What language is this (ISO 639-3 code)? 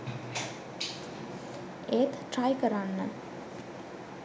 sin